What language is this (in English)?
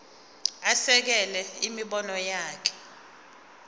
Zulu